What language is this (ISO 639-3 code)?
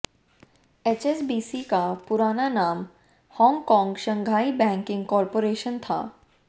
hin